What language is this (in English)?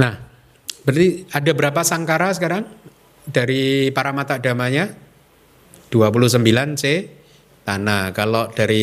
Indonesian